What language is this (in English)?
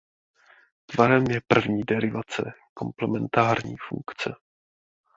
Czech